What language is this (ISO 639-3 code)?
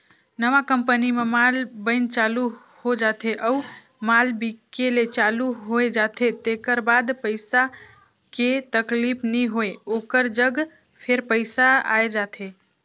hne